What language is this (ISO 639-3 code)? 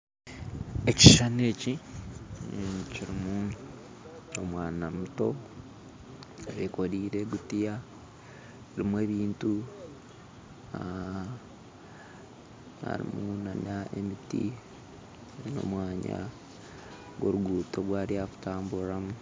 nyn